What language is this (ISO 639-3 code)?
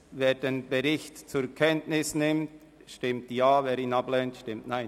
gsw